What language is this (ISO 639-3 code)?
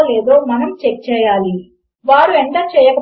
tel